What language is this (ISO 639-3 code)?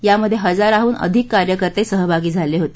mar